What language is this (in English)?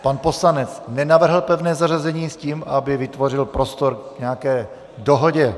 Czech